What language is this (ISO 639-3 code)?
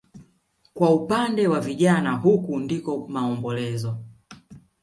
swa